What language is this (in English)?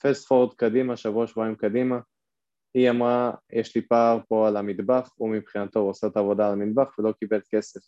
Hebrew